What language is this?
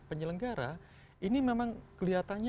Indonesian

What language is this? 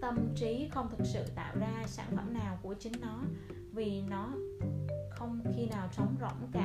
Vietnamese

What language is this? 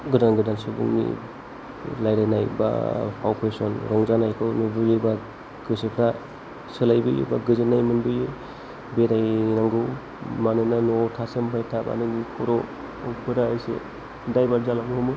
Bodo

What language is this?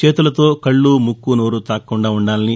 Telugu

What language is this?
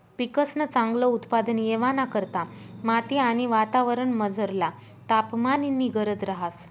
Marathi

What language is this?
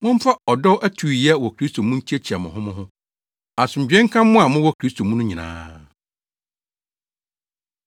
Akan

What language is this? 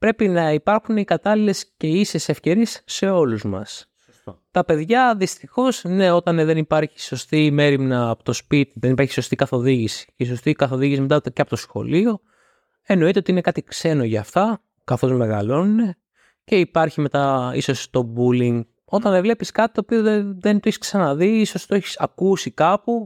Greek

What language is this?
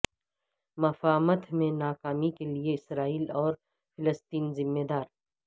Urdu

